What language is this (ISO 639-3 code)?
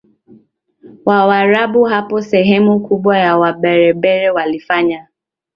swa